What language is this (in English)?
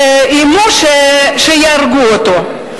Hebrew